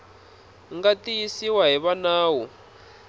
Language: Tsonga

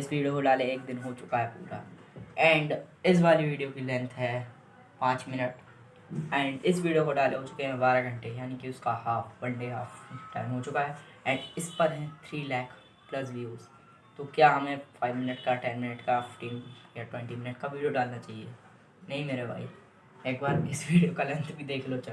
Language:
Hindi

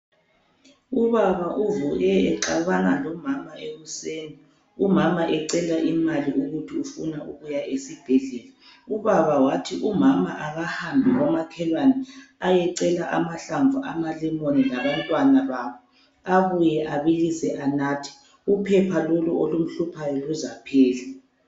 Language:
North Ndebele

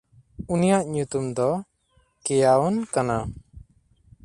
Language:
Santali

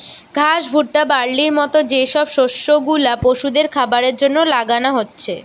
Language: Bangla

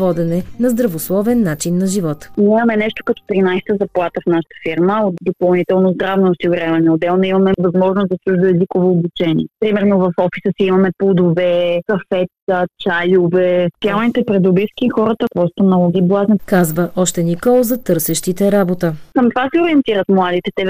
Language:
Bulgarian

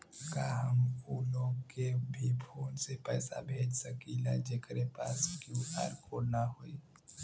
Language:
Bhojpuri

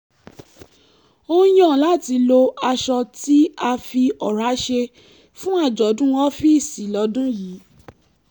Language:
Yoruba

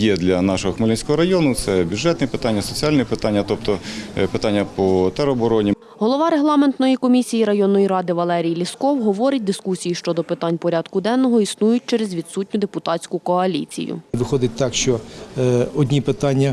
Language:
Ukrainian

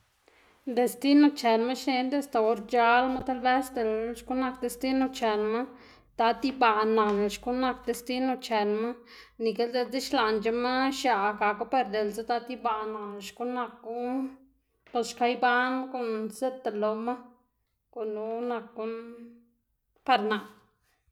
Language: Xanaguía Zapotec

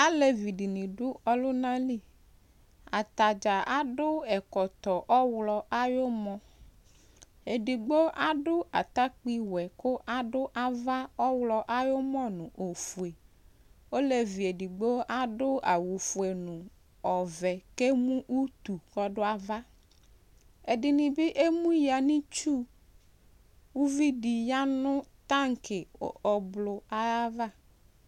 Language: Ikposo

